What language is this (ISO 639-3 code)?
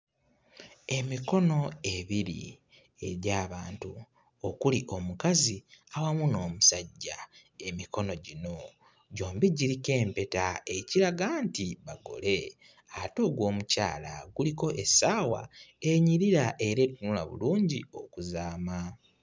lug